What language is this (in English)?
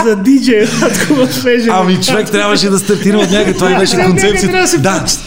Bulgarian